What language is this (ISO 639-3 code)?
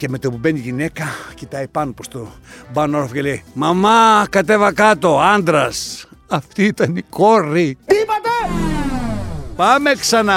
ell